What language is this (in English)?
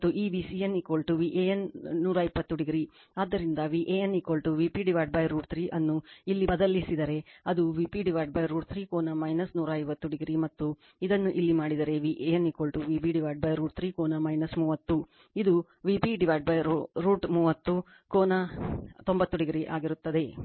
Kannada